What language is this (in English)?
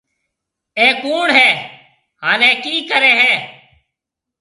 Marwari (Pakistan)